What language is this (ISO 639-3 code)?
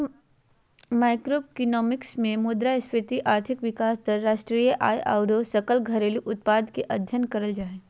mag